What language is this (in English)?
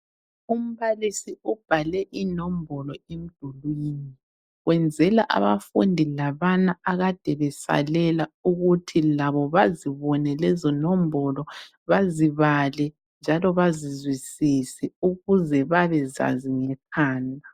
North Ndebele